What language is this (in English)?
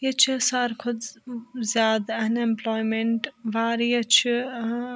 Kashmiri